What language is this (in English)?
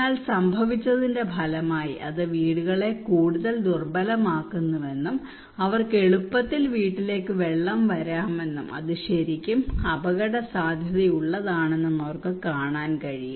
Malayalam